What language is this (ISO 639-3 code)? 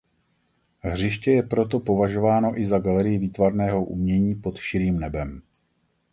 ces